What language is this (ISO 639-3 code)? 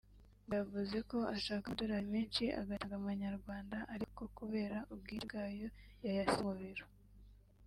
kin